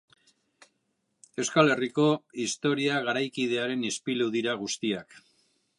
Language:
Basque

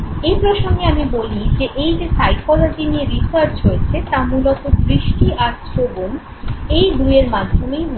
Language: Bangla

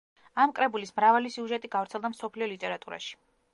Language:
Georgian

